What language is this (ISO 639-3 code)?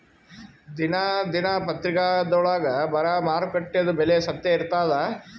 kan